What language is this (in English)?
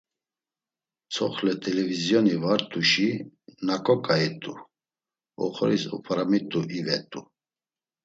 Laz